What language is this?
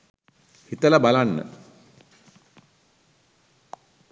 Sinhala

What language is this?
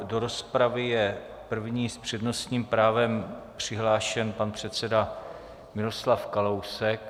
Czech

